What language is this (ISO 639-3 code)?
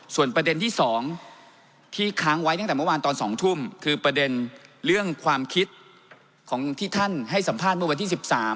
tha